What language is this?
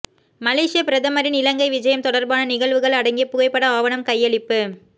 Tamil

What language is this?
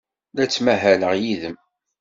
Kabyle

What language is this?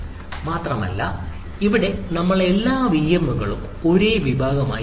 Malayalam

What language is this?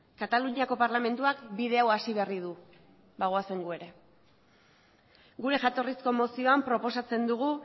Basque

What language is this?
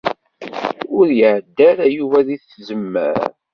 Kabyle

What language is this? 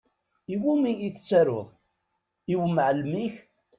Kabyle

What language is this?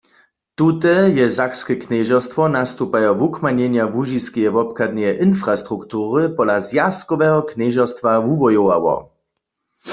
Upper Sorbian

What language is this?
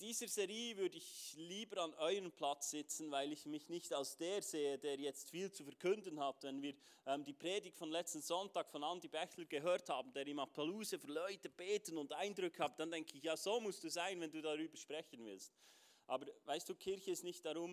German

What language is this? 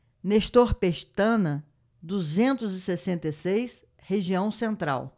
Portuguese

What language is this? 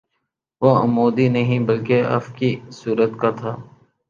Urdu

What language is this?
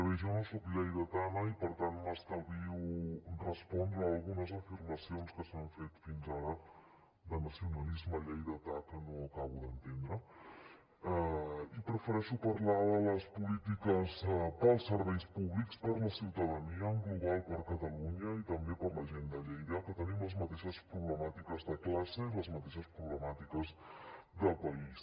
Catalan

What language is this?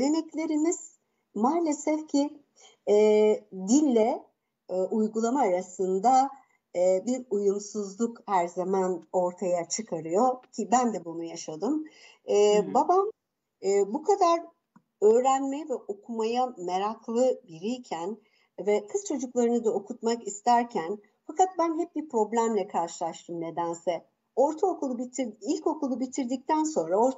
Turkish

